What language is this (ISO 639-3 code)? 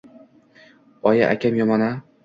uzb